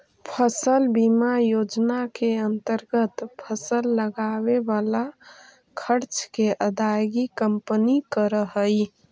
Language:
Magahi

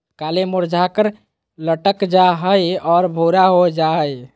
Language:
Magahi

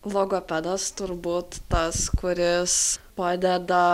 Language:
Lithuanian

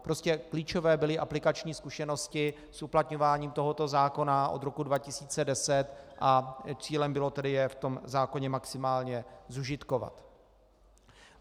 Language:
Czech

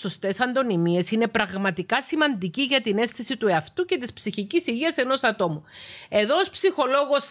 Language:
Greek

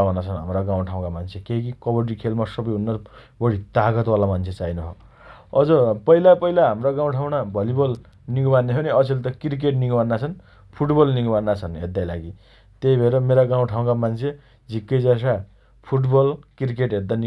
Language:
Dotyali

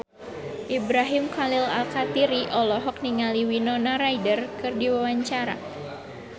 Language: Sundanese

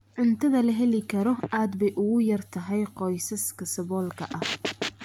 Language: Somali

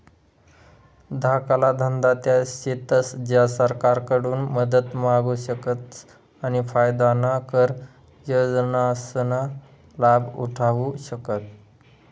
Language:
Marathi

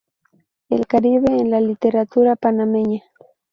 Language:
Spanish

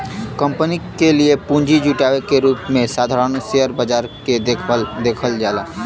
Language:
Bhojpuri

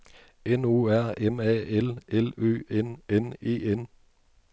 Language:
Danish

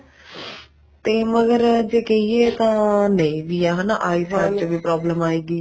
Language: Punjabi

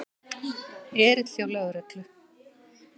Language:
Icelandic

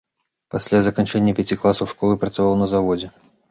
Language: Belarusian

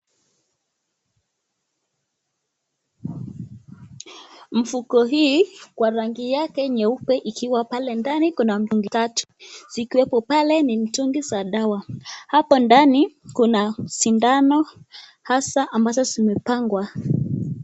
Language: Swahili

